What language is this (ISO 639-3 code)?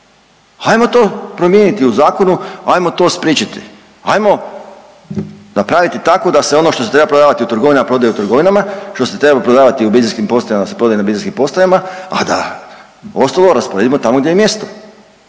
hrv